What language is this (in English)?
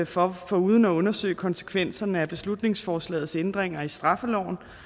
Danish